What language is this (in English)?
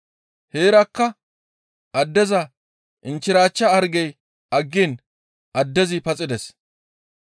Gamo